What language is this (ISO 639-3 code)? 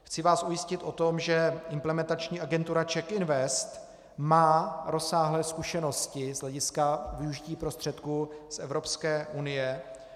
ces